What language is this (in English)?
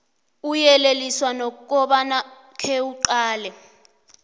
South Ndebele